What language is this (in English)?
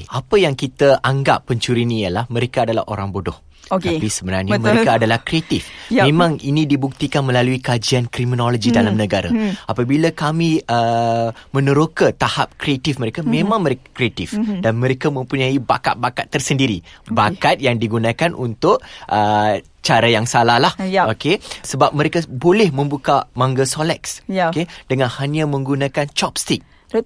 Malay